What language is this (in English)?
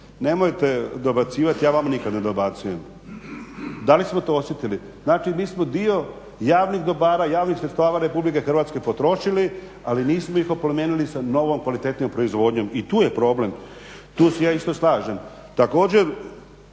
Croatian